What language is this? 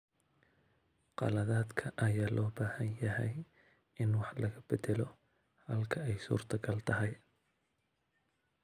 Somali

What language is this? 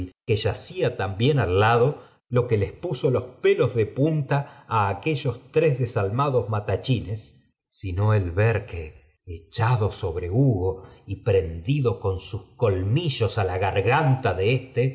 Spanish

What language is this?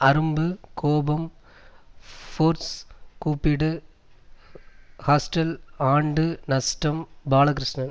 Tamil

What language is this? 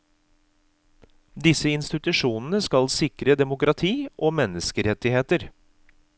Norwegian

